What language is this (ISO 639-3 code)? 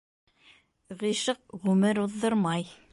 bak